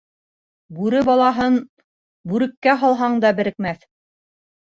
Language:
Bashkir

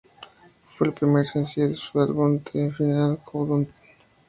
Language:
Spanish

